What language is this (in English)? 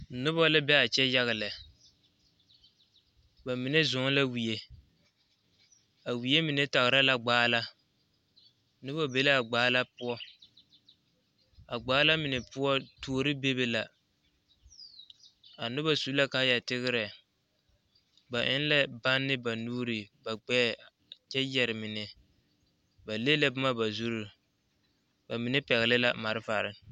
Southern Dagaare